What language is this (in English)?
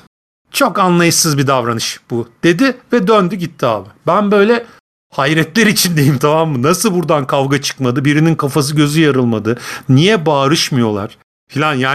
Turkish